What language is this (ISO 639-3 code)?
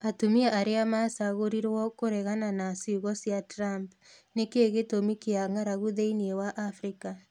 kik